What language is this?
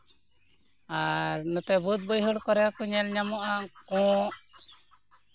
Santali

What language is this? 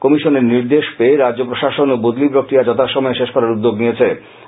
Bangla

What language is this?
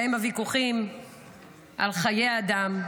Hebrew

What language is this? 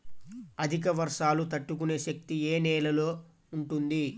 Telugu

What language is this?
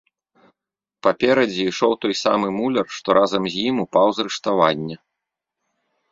Belarusian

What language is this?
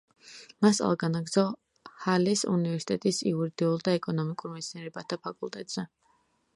Georgian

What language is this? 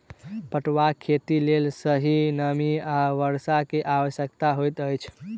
Maithili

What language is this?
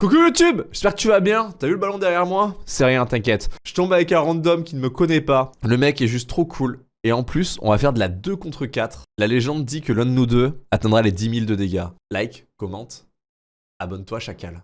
French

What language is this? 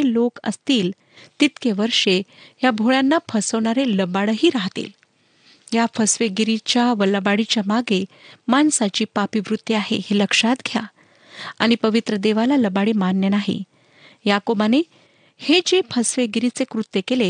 Marathi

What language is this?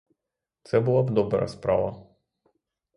Ukrainian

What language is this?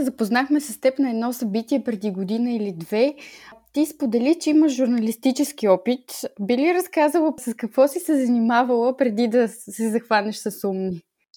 Bulgarian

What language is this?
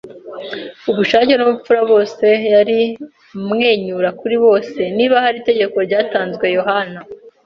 Kinyarwanda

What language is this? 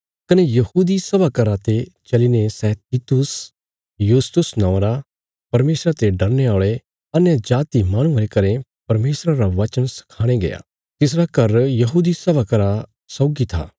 Bilaspuri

